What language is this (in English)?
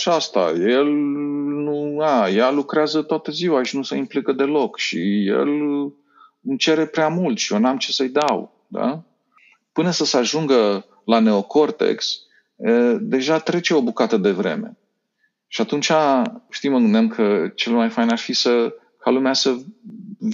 Romanian